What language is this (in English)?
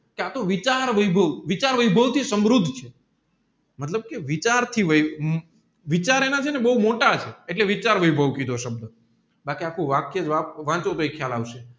Gujarati